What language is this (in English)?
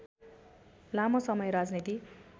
Nepali